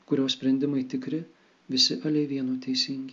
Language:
Lithuanian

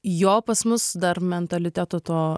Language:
Lithuanian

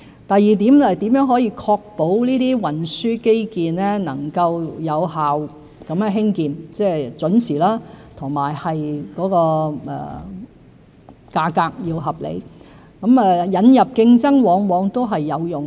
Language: Cantonese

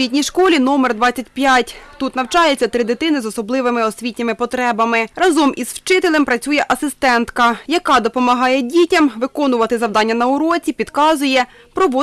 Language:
Ukrainian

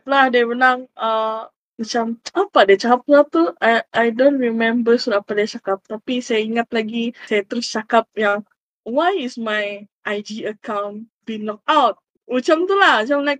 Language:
Malay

